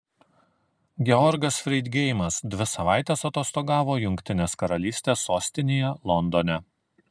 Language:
Lithuanian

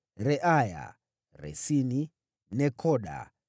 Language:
Swahili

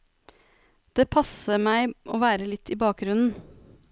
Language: Norwegian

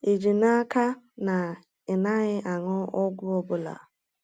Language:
Igbo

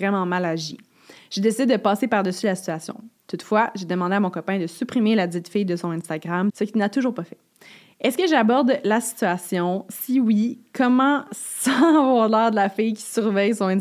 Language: French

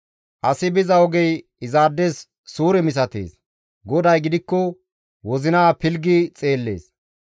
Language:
Gamo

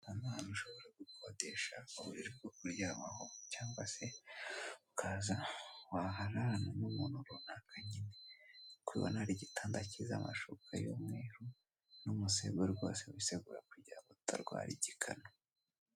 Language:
Kinyarwanda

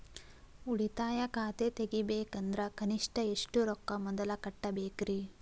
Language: Kannada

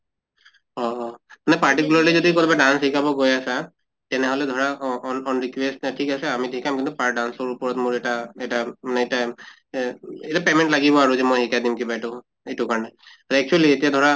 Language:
Assamese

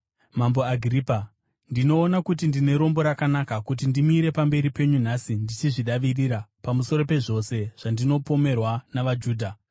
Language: Shona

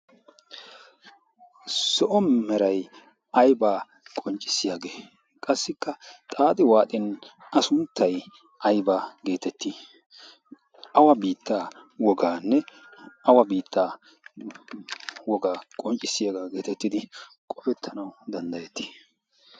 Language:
Wolaytta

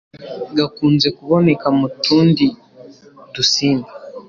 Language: Kinyarwanda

